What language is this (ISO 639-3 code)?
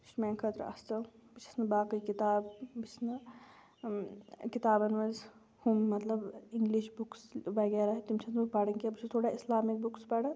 kas